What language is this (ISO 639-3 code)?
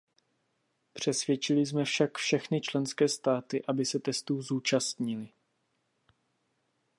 ces